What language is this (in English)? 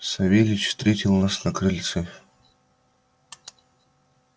Russian